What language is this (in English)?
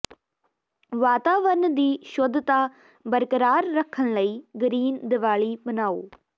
Punjabi